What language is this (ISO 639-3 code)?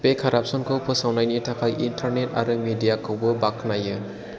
brx